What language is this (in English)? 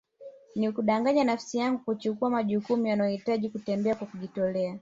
Swahili